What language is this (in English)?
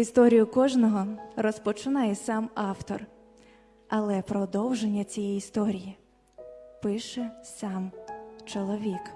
Ukrainian